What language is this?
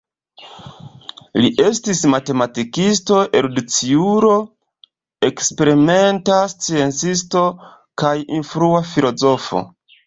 Esperanto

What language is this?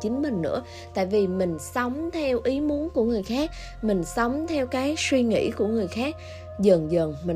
Vietnamese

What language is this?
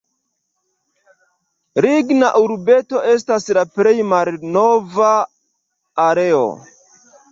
Esperanto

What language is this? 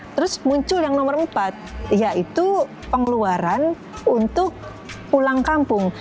Indonesian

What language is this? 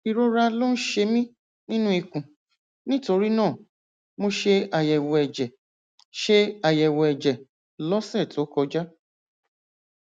Yoruba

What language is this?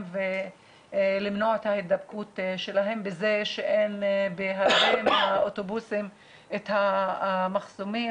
Hebrew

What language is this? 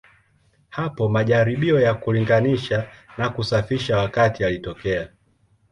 Swahili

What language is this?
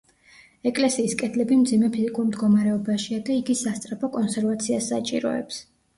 Georgian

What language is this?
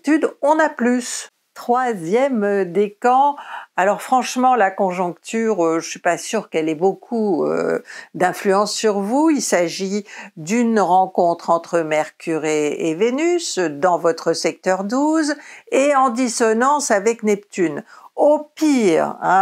French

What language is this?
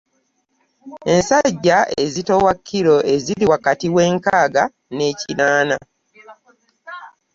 Ganda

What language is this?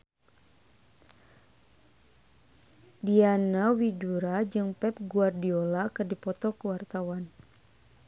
Sundanese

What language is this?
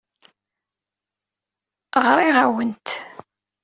Kabyle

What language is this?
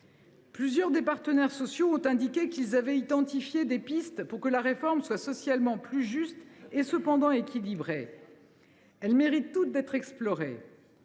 French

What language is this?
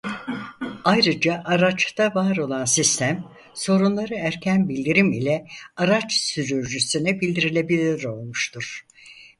Turkish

